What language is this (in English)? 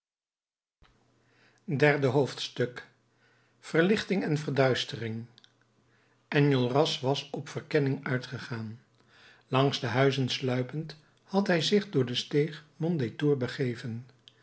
Dutch